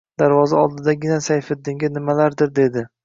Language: Uzbek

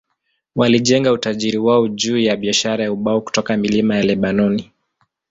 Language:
Swahili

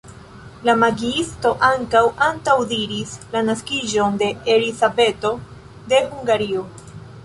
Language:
Esperanto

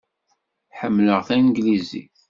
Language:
Kabyle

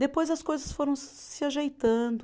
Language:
Portuguese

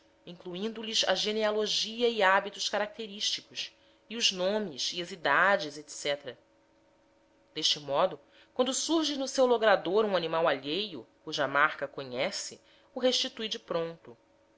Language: Portuguese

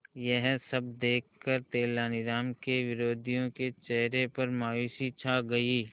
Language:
Hindi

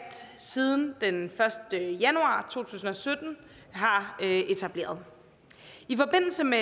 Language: Danish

